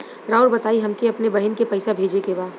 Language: Bhojpuri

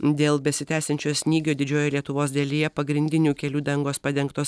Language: Lithuanian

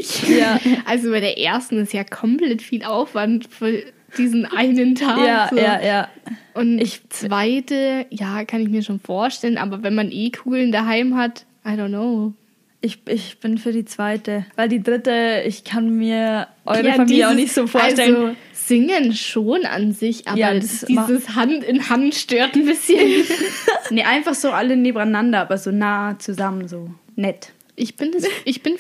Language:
German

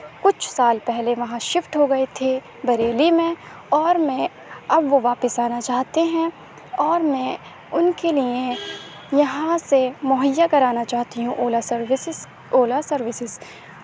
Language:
Urdu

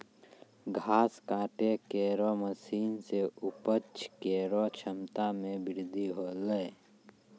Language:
Maithili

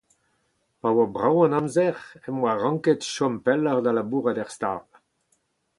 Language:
Breton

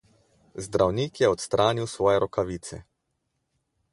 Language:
Slovenian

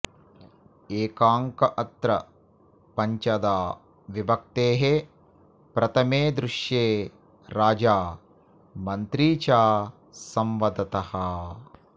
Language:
Sanskrit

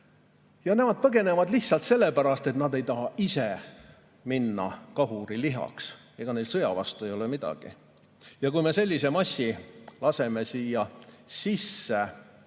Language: Estonian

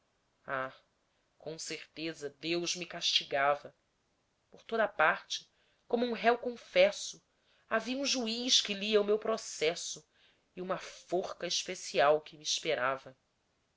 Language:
Portuguese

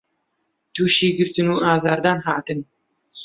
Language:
Central Kurdish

